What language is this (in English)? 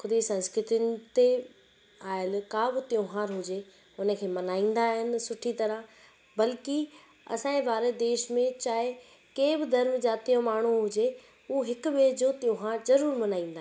Sindhi